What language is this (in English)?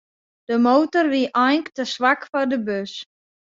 Western Frisian